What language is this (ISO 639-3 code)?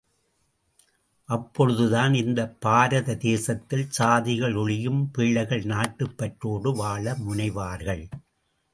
tam